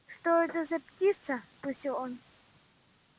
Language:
Russian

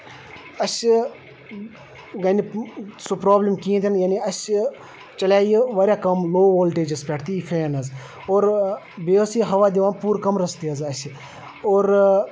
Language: Kashmiri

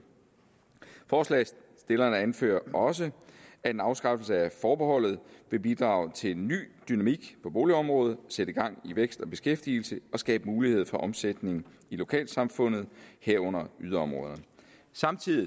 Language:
Danish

